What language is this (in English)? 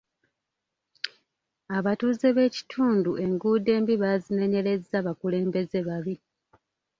Ganda